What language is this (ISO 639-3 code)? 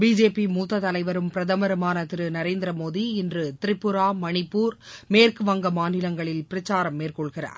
tam